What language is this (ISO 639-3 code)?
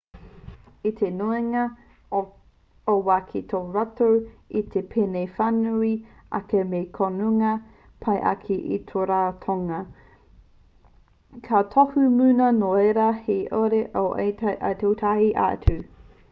mri